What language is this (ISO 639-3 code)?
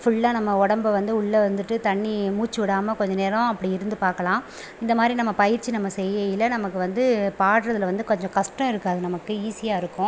tam